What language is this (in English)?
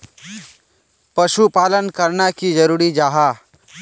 Magahi